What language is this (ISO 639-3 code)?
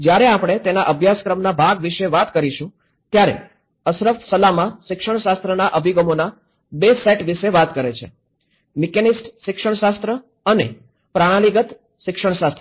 guj